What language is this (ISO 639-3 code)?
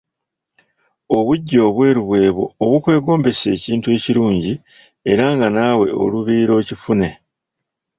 lug